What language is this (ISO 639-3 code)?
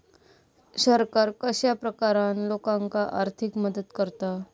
mar